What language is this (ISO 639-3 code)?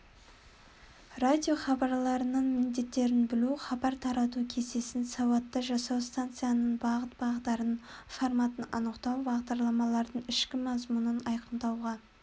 kaz